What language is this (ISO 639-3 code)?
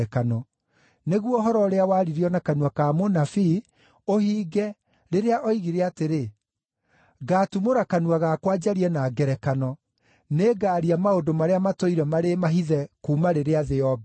kik